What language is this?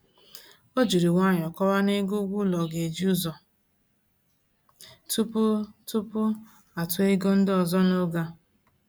Igbo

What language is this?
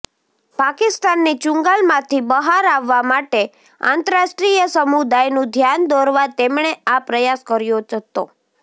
Gujarati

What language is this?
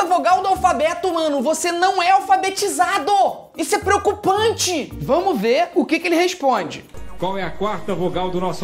Portuguese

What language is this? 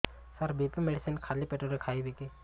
Odia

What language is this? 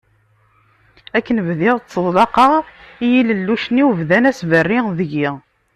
Kabyle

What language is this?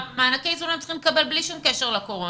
Hebrew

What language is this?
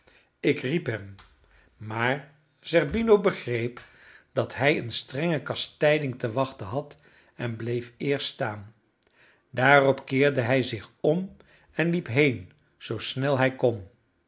Dutch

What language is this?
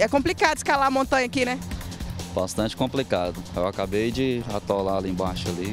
Portuguese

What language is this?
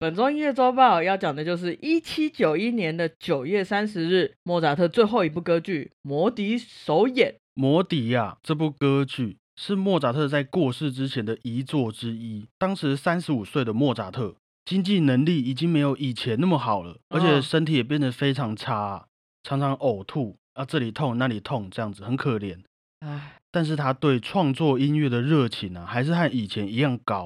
Chinese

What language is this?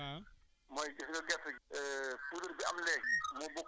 Wolof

